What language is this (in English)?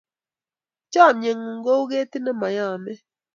Kalenjin